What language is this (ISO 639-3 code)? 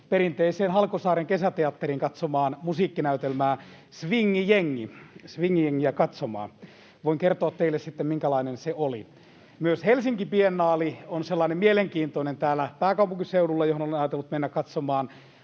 fin